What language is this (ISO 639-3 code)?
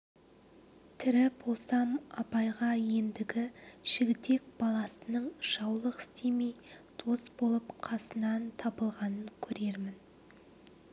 kaz